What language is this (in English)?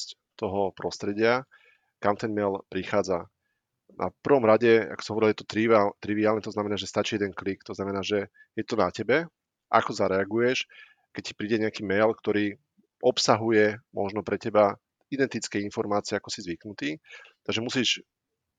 Slovak